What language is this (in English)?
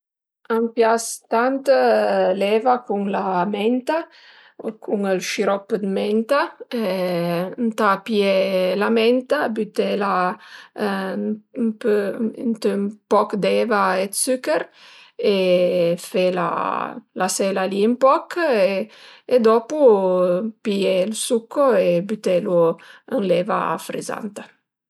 Piedmontese